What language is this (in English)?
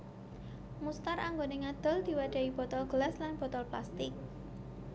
Javanese